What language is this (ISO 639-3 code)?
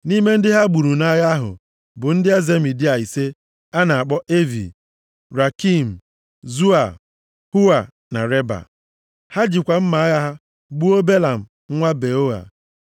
ibo